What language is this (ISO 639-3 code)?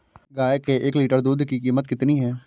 hin